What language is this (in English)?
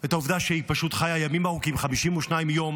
Hebrew